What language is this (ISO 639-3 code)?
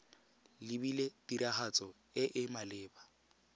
tsn